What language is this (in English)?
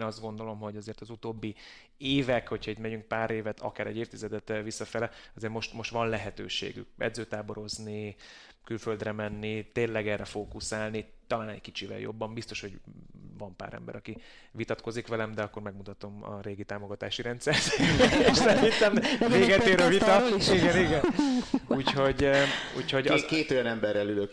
Hungarian